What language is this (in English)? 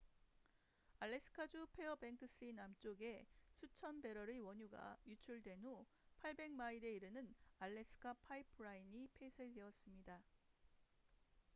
Korean